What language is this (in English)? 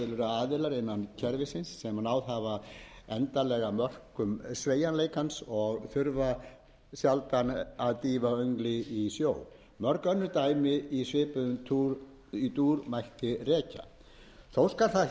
Icelandic